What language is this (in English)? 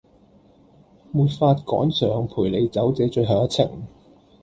Cantonese